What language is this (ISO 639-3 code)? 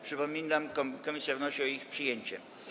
pol